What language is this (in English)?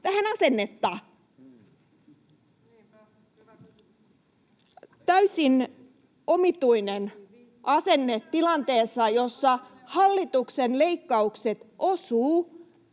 Finnish